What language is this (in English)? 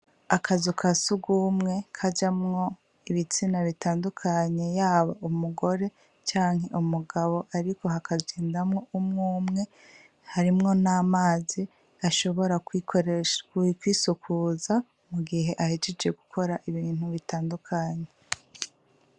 Rundi